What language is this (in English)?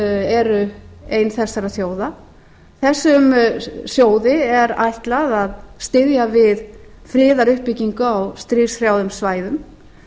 Icelandic